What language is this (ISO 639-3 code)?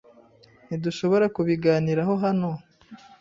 kin